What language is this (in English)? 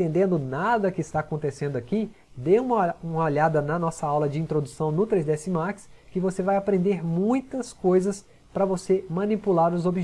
Portuguese